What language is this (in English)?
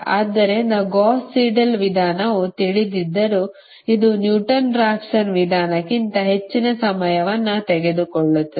Kannada